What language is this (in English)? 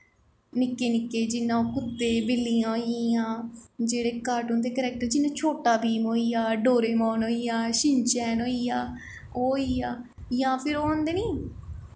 Dogri